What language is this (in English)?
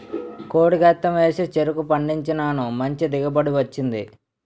Telugu